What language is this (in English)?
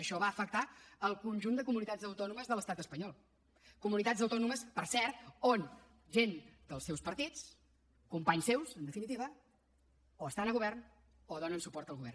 Catalan